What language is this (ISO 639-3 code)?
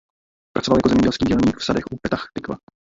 ces